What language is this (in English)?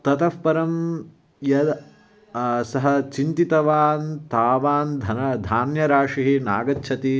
Sanskrit